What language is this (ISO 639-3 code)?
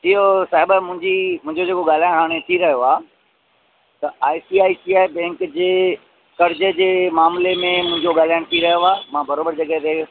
snd